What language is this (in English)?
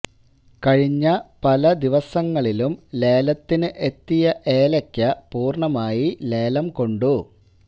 Malayalam